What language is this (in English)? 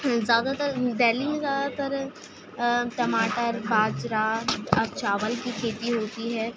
Urdu